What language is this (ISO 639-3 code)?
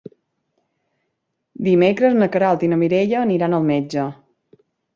cat